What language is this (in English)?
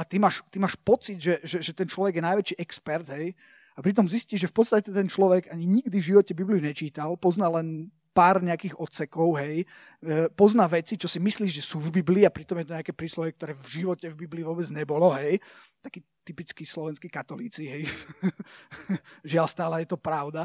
Slovak